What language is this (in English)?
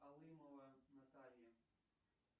Russian